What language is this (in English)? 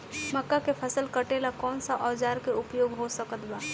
Bhojpuri